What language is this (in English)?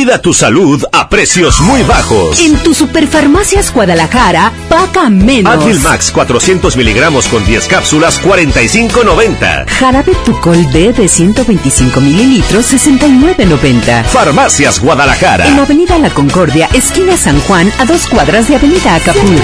Spanish